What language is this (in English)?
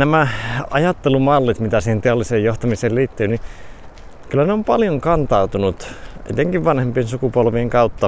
Finnish